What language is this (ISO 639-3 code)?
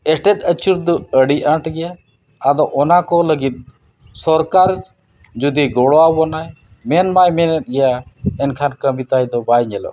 sat